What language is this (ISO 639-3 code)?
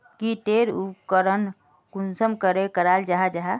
mag